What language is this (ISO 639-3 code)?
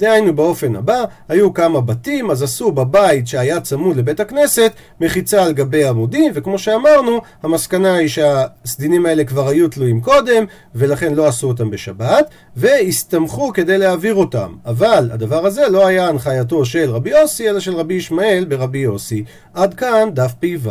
heb